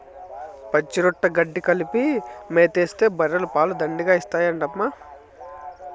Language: Telugu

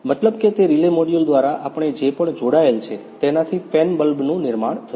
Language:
Gujarati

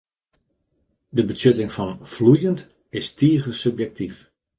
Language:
Western Frisian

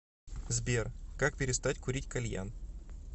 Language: Russian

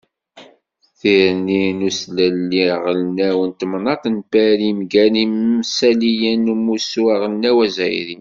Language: Kabyle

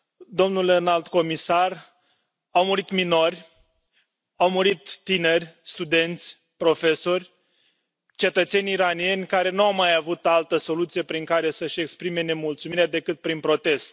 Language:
Romanian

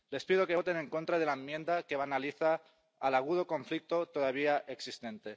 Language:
Spanish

